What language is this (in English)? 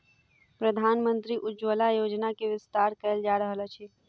Maithili